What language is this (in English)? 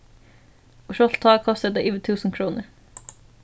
Faroese